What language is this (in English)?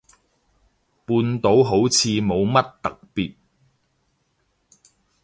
Cantonese